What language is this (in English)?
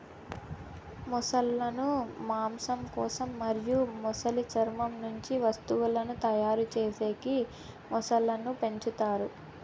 Telugu